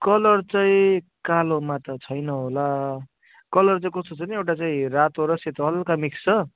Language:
Nepali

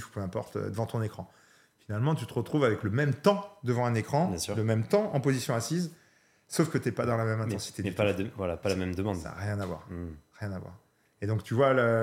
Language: French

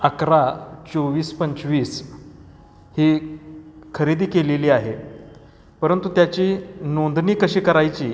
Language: Marathi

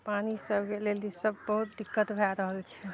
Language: Maithili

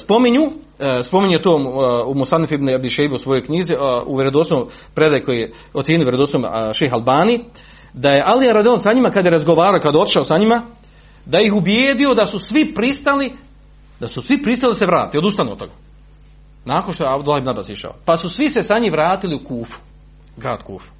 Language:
Croatian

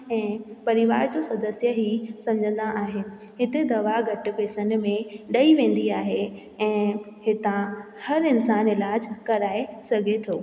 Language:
Sindhi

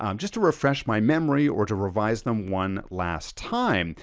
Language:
English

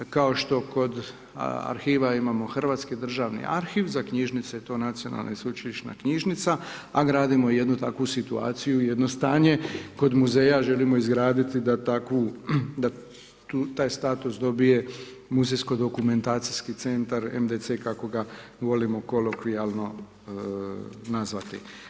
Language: Croatian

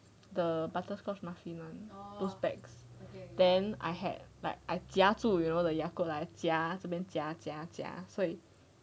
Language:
English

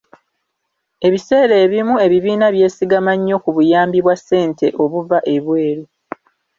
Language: Ganda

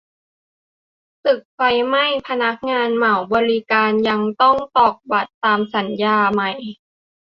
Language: Thai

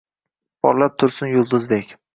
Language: Uzbek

